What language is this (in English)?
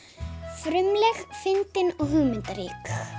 Icelandic